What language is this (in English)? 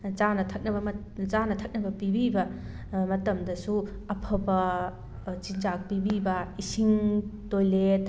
Manipuri